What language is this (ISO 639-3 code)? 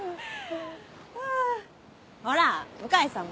jpn